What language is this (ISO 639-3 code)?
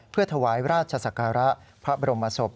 tha